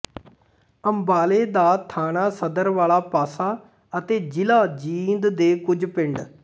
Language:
Punjabi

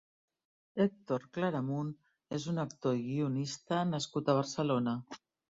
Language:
Catalan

